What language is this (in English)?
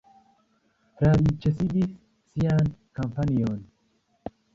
Esperanto